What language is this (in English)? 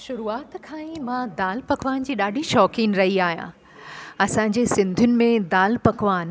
Sindhi